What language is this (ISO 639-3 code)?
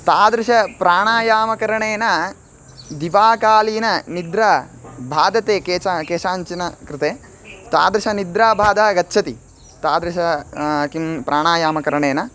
san